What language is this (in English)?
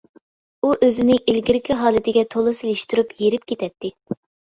Uyghur